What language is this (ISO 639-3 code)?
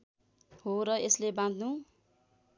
nep